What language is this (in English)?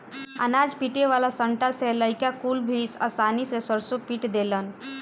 Bhojpuri